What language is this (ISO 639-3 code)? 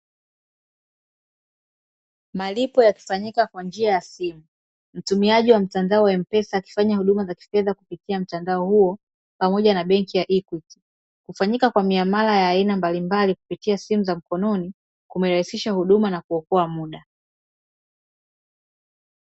swa